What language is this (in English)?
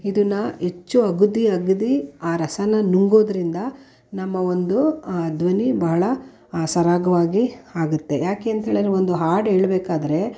Kannada